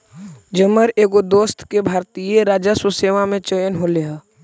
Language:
Magahi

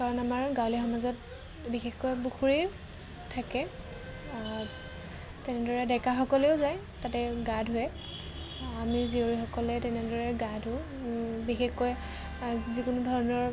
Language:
Assamese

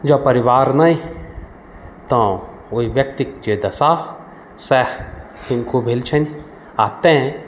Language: Maithili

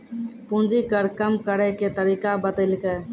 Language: Maithili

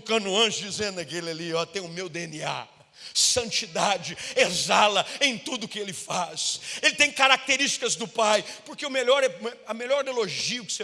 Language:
Portuguese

